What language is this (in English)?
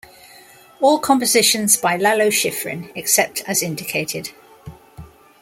English